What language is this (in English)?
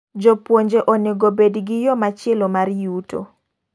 Luo (Kenya and Tanzania)